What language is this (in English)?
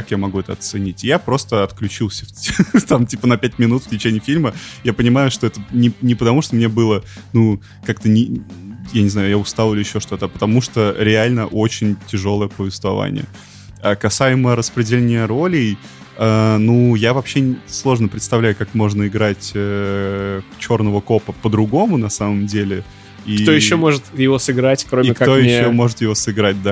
Russian